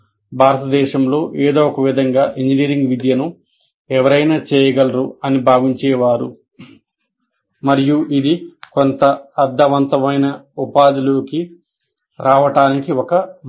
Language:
Telugu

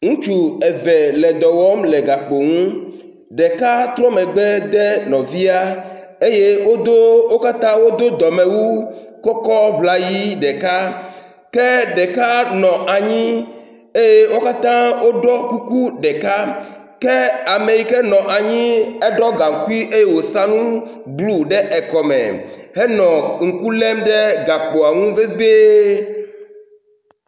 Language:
Ewe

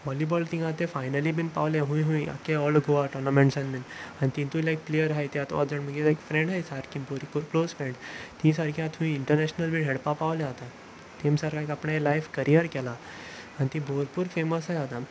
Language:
Konkani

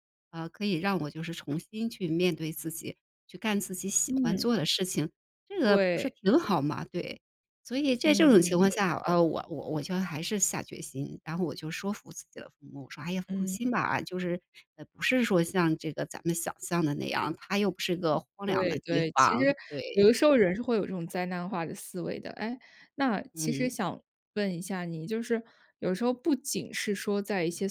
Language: Chinese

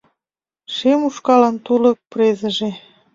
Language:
Mari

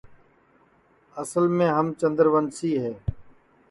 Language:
Sansi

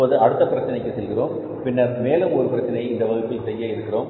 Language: Tamil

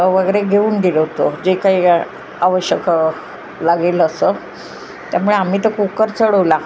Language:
Marathi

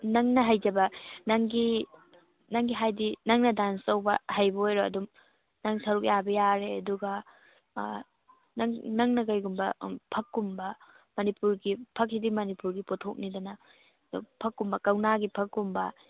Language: Manipuri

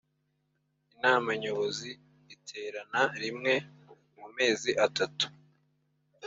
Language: Kinyarwanda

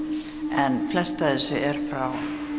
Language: Icelandic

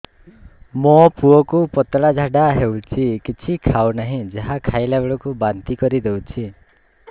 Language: Odia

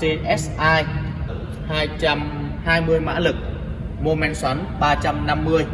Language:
Vietnamese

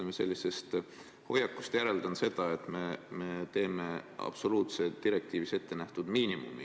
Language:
Estonian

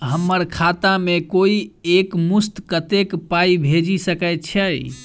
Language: Maithili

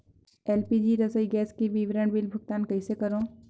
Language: Chhattisgarhi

